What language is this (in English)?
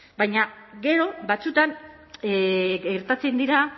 Basque